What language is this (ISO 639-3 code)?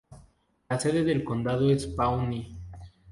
spa